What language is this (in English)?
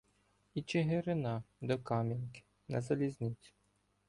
Ukrainian